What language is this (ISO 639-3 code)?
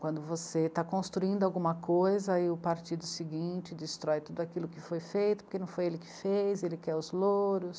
por